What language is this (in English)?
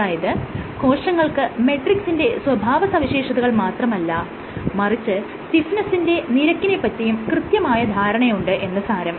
Malayalam